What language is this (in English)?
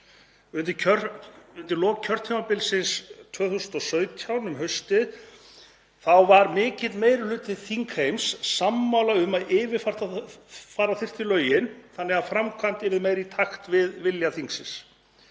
Icelandic